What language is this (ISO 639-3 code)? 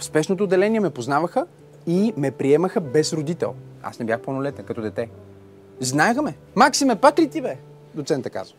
bul